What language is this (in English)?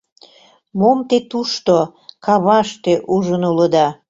Mari